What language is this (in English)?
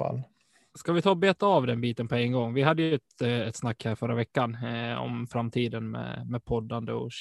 Swedish